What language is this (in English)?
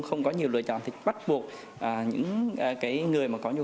Vietnamese